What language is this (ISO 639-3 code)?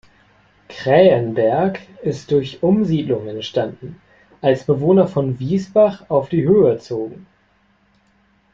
deu